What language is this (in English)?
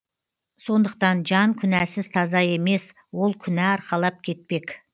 Kazakh